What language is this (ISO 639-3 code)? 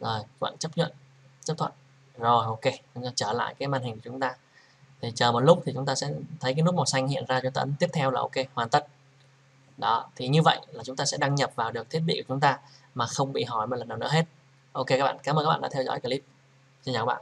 vie